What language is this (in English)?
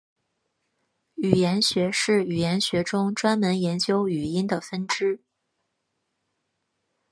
Chinese